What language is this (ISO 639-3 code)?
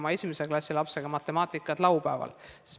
est